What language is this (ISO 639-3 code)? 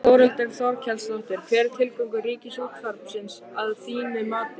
isl